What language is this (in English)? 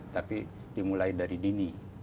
Indonesian